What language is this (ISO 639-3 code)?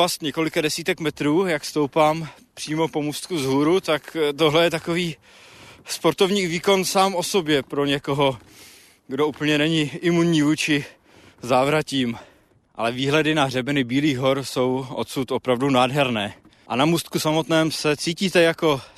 ces